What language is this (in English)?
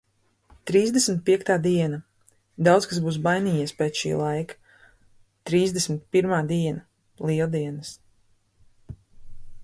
Latvian